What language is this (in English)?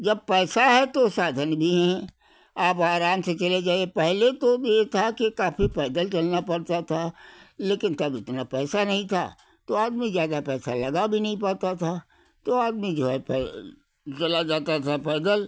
Hindi